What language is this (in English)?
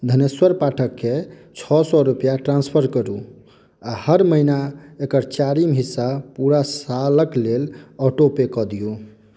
Maithili